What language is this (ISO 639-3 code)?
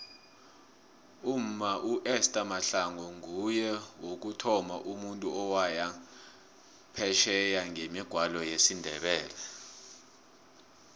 nbl